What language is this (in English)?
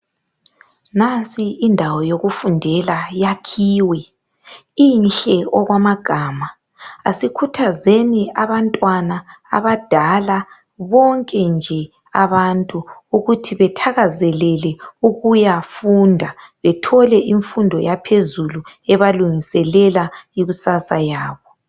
North Ndebele